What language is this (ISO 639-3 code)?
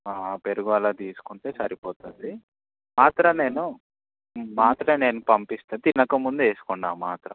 tel